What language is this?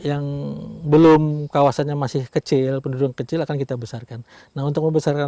Indonesian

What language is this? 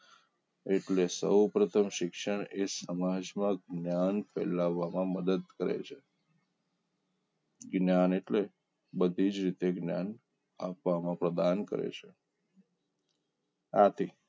Gujarati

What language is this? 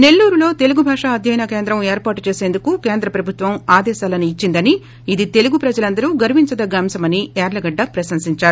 Telugu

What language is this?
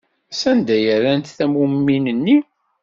Kabyle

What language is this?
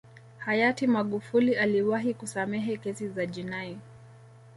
Swahili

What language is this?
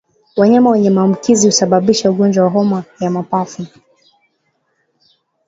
Swahili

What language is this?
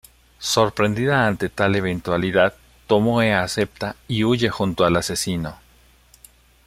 Spanish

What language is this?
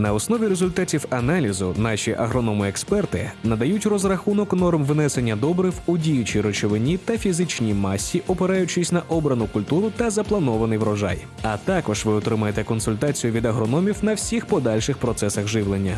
Ukrainian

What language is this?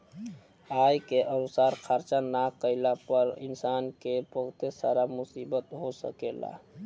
Bhojpuri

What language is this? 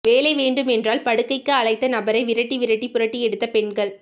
Tamil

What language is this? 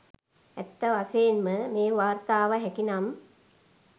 Sinhala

